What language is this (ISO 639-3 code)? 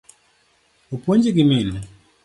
luo